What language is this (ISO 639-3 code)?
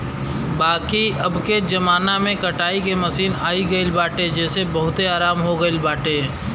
bho